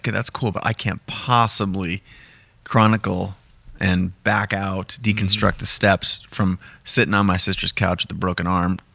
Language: English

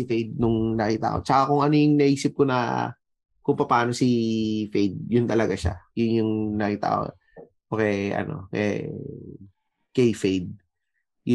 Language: Filipino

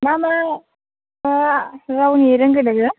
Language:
Bodo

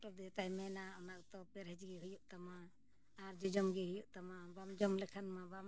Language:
Santali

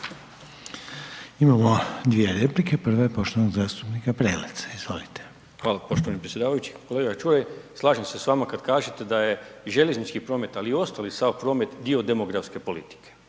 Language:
Croatian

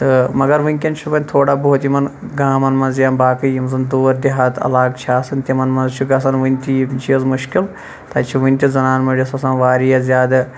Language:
Kashmiri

